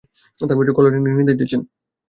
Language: Bangla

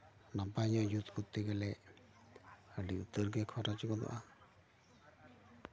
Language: Santali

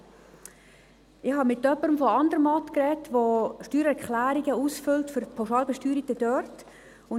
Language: Swiss German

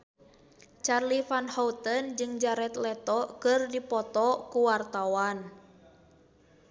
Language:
Sundanese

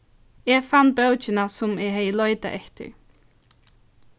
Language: Faroese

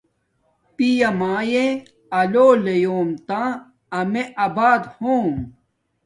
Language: Domaaki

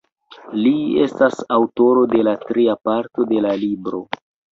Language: Esperanto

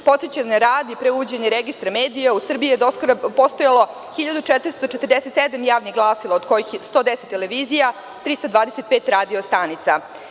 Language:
Serbian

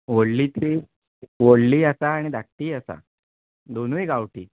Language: Konkani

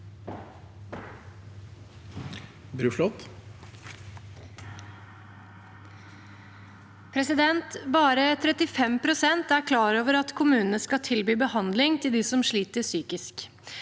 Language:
Norwegian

